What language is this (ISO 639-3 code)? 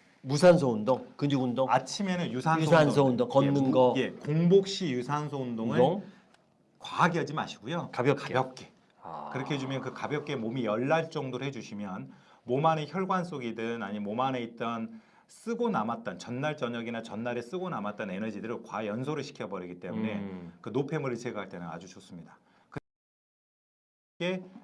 kor